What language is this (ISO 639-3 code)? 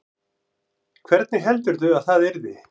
isl